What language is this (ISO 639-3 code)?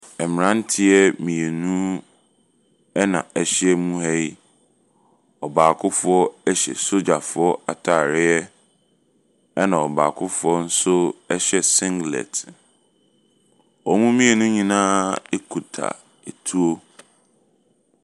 aka